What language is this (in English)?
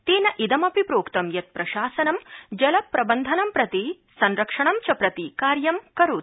Sanskrit